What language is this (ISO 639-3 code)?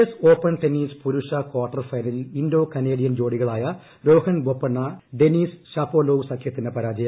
mal